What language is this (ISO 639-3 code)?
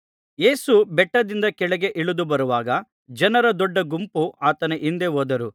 kan